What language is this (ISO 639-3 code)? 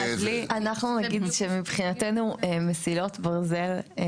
heb